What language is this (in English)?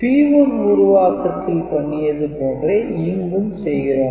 Tamil